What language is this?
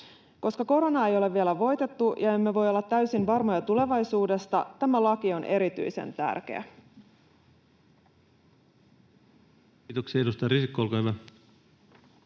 Finnish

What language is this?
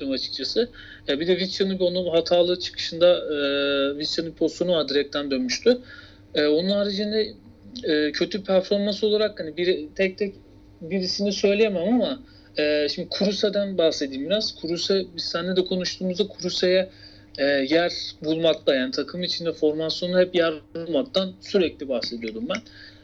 Turkish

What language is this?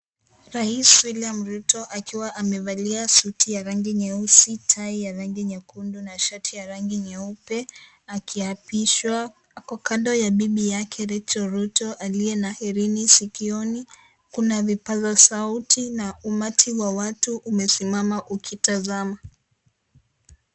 Swahili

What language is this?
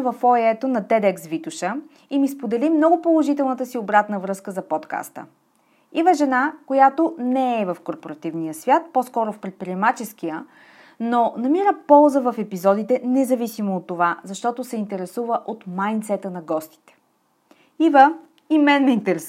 Bulgarian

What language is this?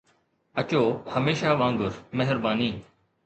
Sindhi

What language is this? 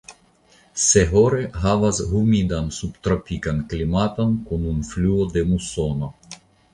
Esperanto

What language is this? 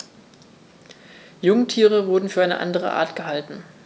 German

